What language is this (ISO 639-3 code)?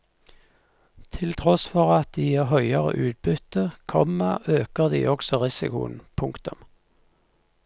nor